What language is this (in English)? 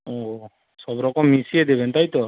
Bangla